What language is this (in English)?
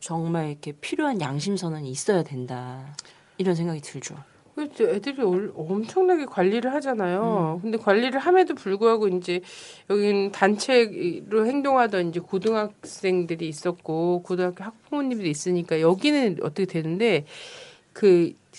Korean